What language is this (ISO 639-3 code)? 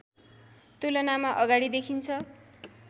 nep